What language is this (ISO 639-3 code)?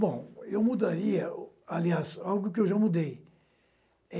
por